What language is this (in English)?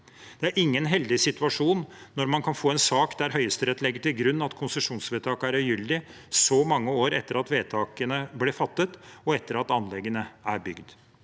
Norwegian